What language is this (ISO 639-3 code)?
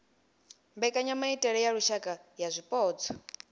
ven